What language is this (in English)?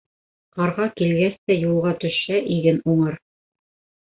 Bashkir